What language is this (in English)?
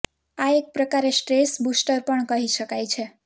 Gujarati